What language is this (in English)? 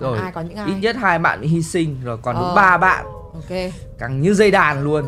Vietnamese